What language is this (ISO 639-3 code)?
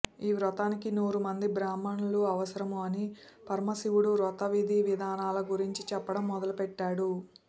tel